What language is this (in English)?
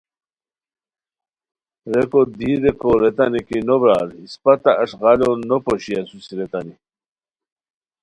Khowar